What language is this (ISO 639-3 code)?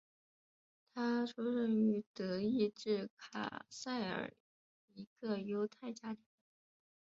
zho